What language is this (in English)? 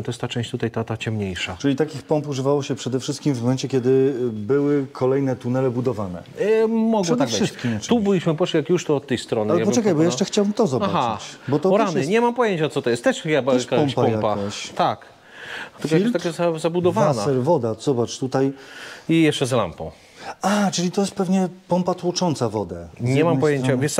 Polish